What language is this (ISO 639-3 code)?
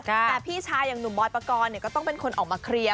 tha